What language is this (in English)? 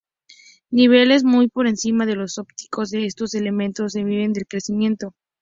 Spanish